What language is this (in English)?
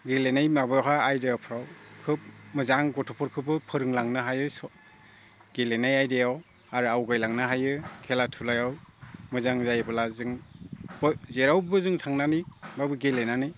Bodo